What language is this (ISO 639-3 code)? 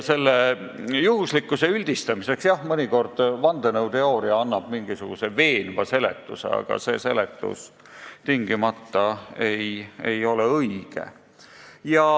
est